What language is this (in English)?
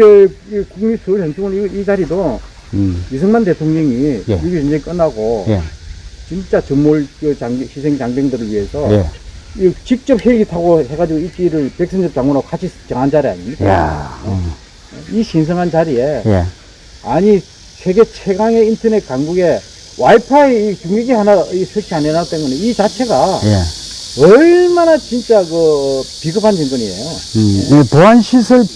Korean